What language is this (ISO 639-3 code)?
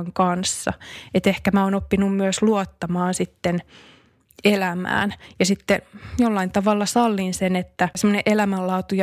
fin